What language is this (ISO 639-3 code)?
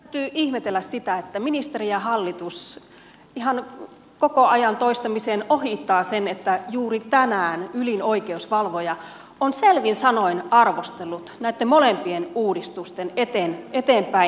fin